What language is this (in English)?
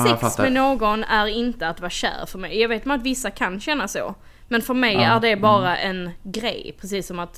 Swedish